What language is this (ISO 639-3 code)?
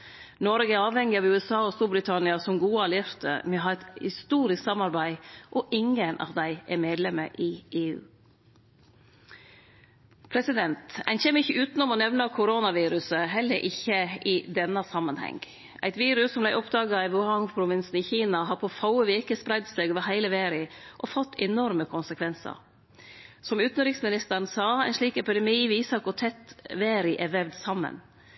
nno